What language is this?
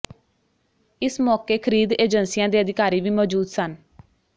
Punjabi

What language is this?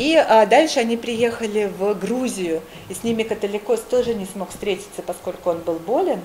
Russian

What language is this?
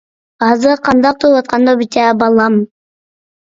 Uyghur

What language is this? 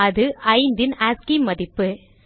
Tamil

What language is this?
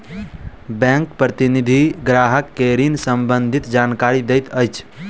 Maithili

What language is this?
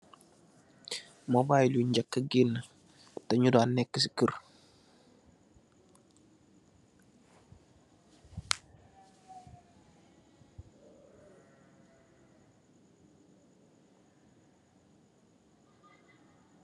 Wolof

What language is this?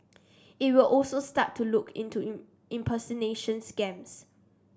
English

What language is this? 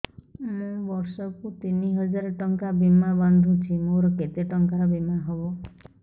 Odia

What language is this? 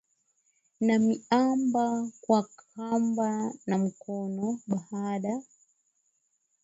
Swahili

